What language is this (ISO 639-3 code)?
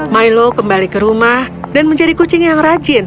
ind